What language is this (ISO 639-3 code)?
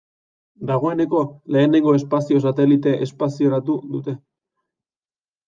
eus